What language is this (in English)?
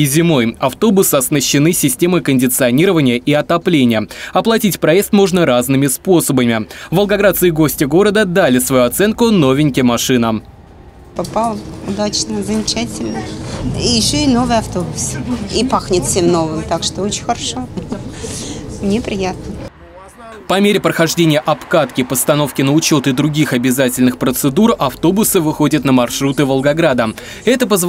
Russian